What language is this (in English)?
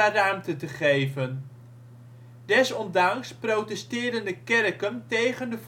Dutch